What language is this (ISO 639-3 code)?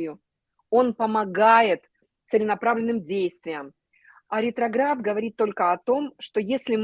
rus